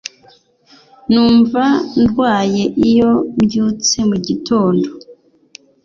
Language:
Kinyarwanda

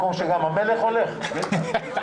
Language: Hebrew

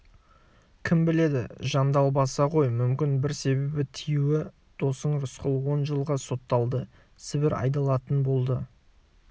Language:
Kazakh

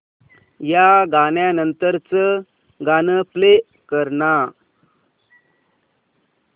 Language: Marathi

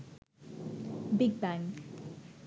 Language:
Bangla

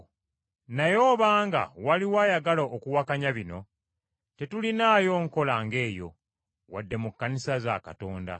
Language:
Ganda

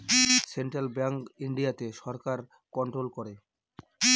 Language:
Bangla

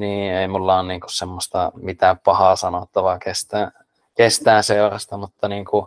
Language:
Finnish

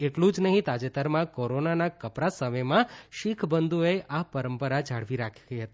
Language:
Gujarati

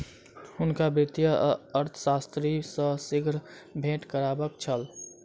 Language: Maithili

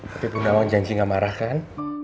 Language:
Indonesian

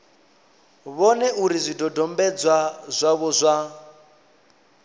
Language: Venda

